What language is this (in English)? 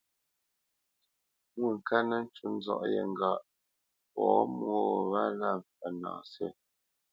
Bamenyam